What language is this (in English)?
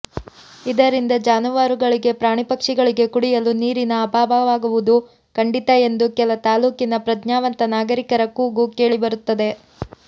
Kannada